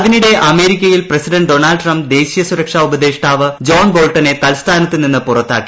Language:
Malayalam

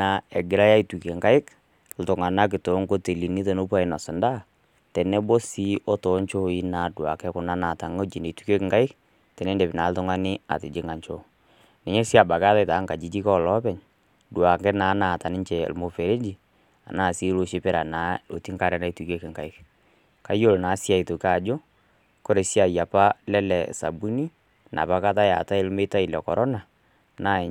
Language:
Masai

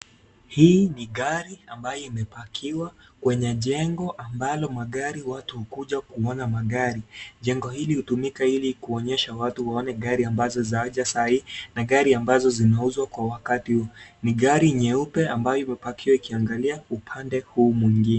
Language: Swahili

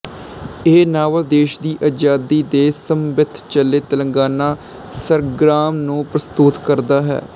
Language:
Punjabi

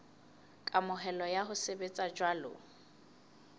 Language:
Southern Sotho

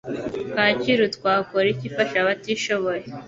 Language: Kinyarwanda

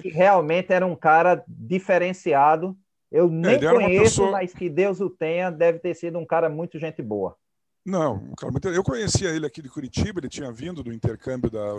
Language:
Portuguese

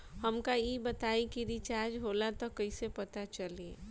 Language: Bhojpuri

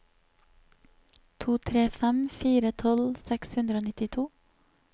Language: Norwegian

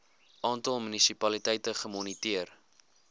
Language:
Afrikaans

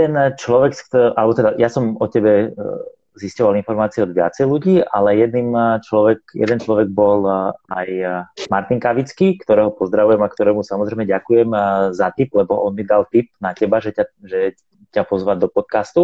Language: Slovak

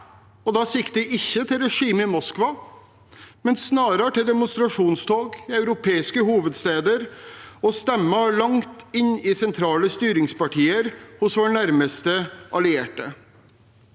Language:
Norwegian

